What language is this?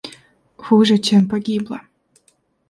Russian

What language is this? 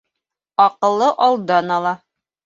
Bashkir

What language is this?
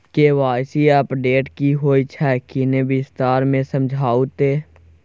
Maithili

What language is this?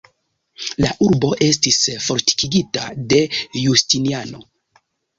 Esperanto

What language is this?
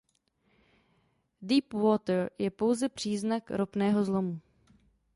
Czech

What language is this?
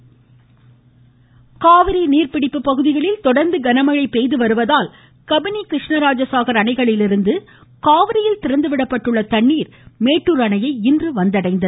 Tamil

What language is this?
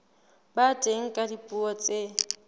Southern Sotho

